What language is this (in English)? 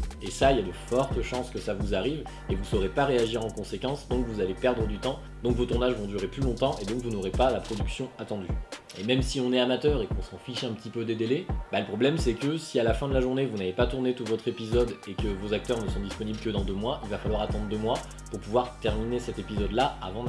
French